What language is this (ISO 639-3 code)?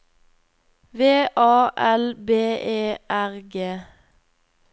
nor